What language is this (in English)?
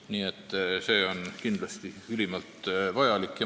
Estonian